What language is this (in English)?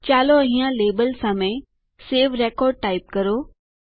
Gujarati